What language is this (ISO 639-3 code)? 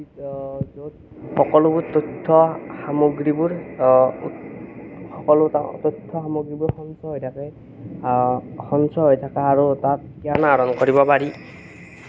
asm